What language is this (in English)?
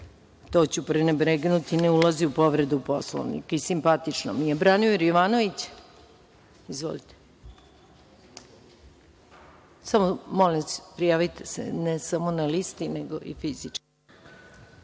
Serbian